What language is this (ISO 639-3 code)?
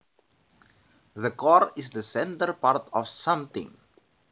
jav